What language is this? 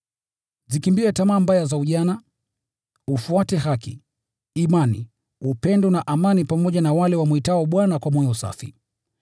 Swahili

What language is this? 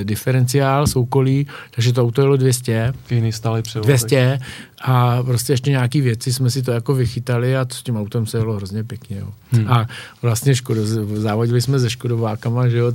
Czech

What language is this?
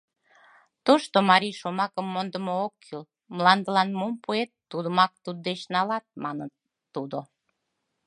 Mari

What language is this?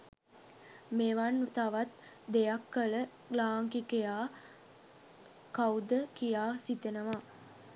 Sinhala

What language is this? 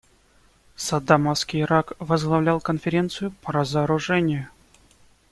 Russian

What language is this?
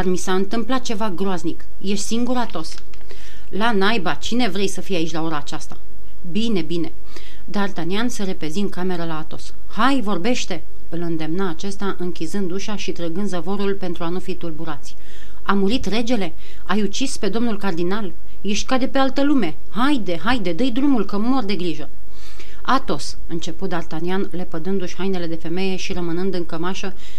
Romanian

